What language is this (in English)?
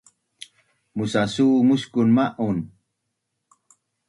Bunun